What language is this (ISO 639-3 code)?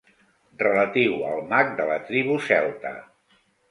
cat